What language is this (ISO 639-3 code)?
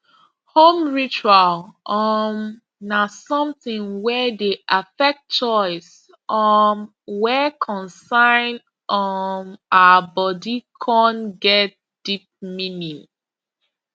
pcm